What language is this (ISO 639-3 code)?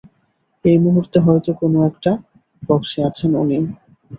ben